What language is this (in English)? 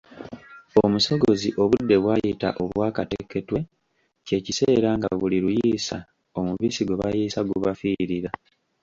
Ganda